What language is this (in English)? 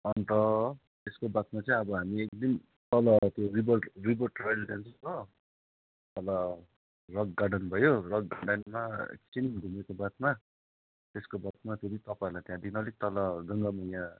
Nepali